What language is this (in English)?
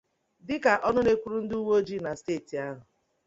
Igbo